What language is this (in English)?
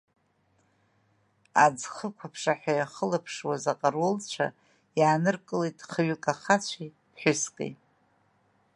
Abkhazian